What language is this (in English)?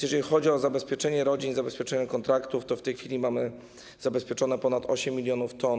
Polish